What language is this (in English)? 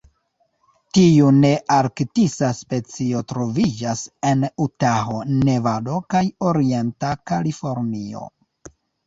Esperanto